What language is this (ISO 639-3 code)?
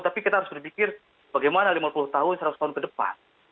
ind